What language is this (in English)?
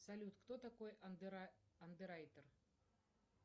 Russian